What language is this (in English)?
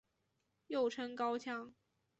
Chinese